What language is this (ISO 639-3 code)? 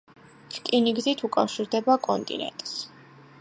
kat